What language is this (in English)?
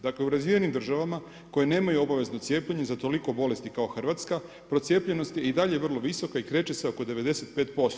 Croatian